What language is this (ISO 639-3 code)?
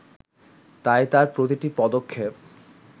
ben